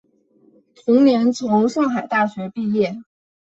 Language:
Chinese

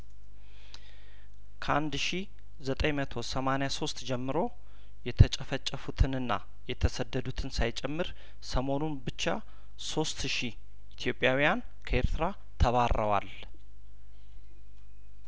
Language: Amharic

